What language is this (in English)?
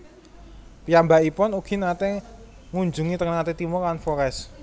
Javanese